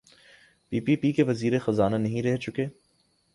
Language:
Urdu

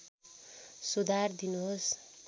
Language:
Nepali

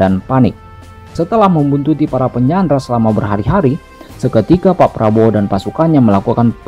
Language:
Indonesian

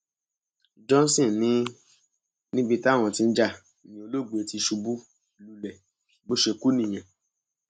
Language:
Yoruba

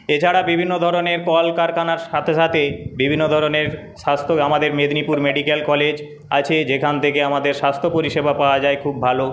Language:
Bangla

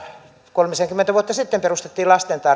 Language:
Finnish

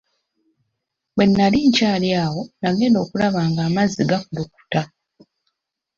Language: Ganda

